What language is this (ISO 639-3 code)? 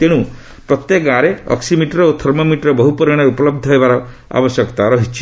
ori